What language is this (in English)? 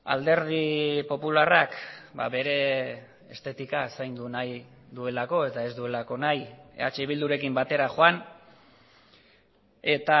Basque